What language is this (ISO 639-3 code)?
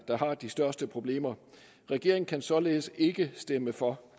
dan